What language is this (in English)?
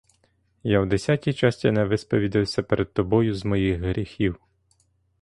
Ukrainian